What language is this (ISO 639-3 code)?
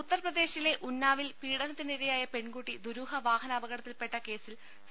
mal